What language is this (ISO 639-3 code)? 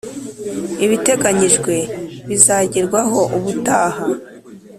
kin